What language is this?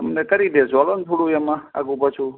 Gujarati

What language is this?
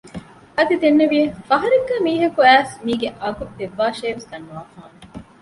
Divehi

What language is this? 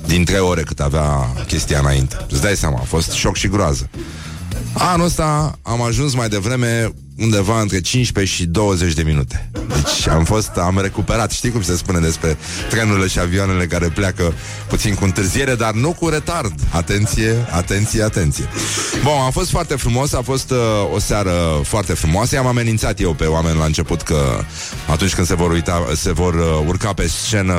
Romanian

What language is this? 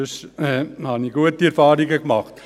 Swiss German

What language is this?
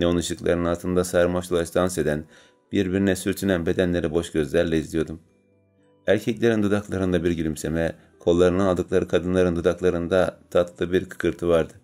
Turkish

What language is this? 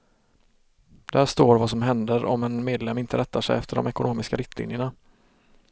Swedish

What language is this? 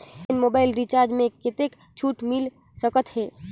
Chhattisgarhi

